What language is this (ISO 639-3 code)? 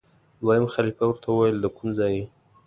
pus